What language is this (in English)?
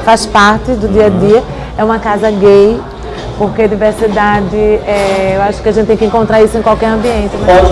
Portuguese